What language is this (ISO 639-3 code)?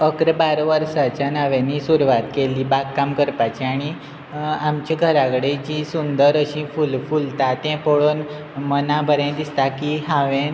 kok